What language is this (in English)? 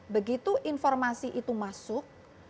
Indonesian